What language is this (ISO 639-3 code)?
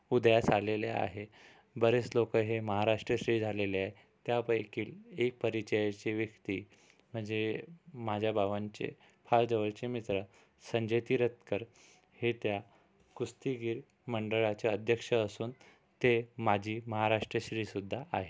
mar